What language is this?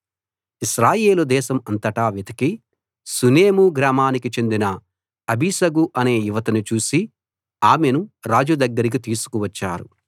Telugu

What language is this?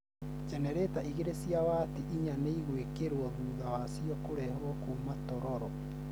Kikuyu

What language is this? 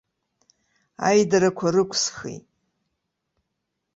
Abkhazian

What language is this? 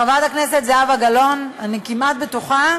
Hebrew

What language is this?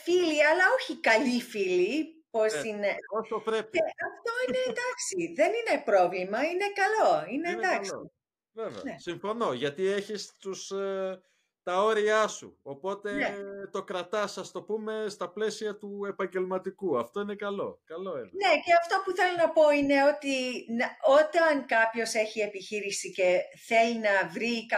Greek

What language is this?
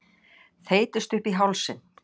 Icelandic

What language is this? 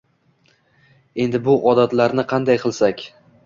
Uzbek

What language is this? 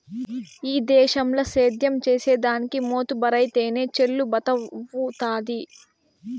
Telugu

